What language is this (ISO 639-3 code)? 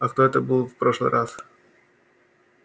rus